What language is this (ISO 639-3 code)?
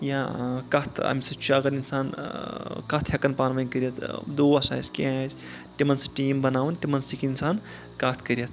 kas